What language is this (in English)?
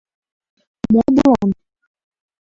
Mari